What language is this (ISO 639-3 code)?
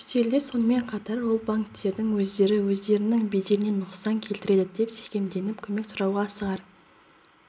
kaz